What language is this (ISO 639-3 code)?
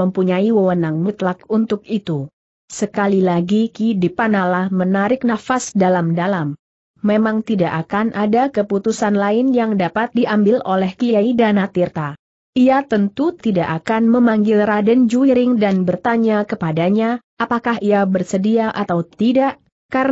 ind